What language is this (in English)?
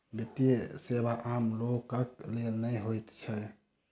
Maithili